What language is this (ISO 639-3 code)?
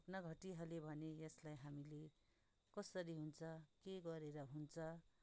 nep